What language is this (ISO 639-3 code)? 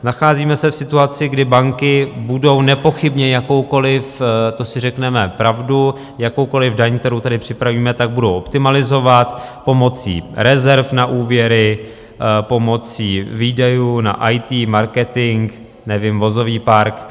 ces